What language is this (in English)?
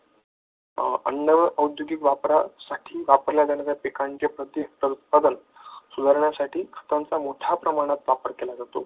Marathi